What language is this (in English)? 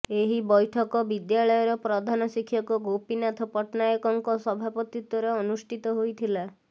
Odia